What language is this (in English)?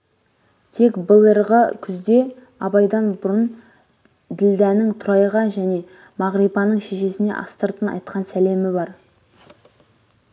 Kazakh